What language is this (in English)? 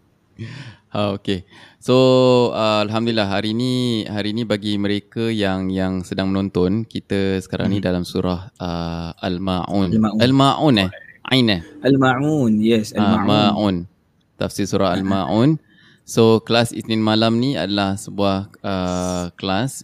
Malay